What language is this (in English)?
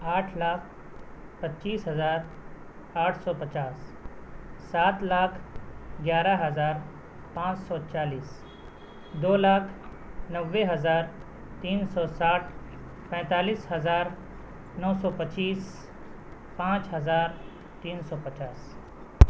Urdu